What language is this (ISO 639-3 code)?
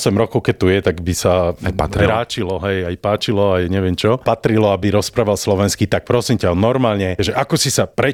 slk